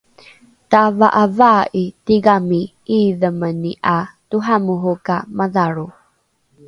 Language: Rukai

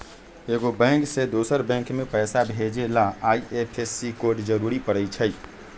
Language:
Magahi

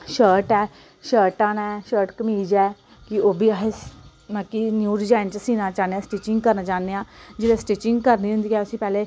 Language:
Dogri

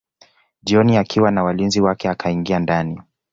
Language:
Swahili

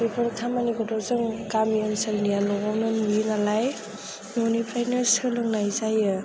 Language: Bodo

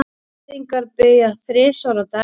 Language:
Icelandic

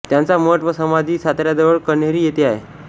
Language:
Marathi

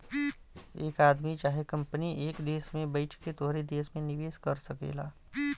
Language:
Bhojpuri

